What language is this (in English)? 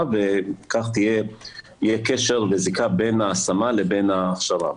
Hebrew